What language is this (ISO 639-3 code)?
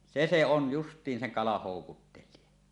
fin